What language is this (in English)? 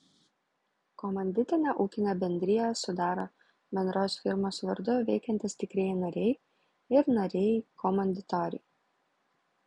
Lithuanian